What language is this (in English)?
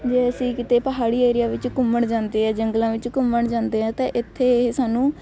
Punjabi